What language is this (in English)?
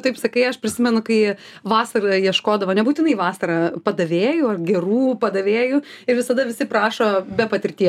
Lithuanian